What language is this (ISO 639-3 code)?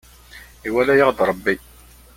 kab